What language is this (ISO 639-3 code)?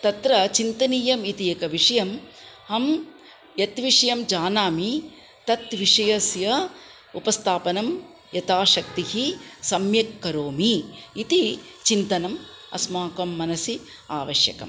san